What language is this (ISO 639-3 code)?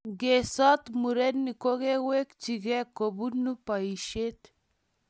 kln